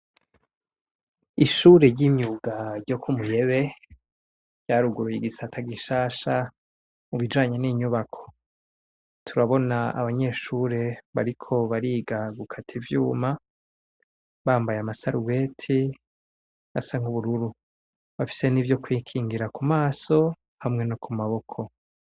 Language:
Rundi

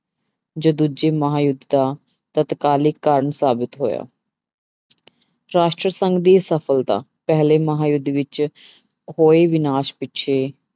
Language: Punjabi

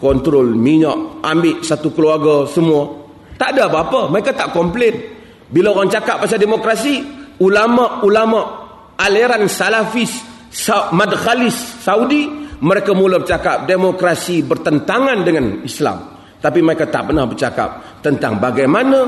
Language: Malay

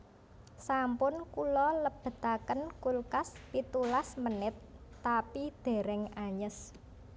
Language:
Javanese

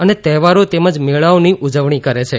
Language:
Gujarati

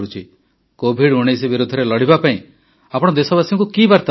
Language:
Odia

